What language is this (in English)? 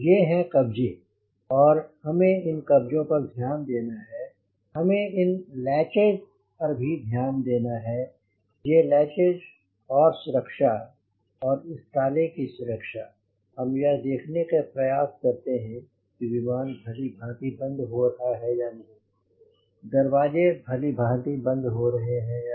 Hindi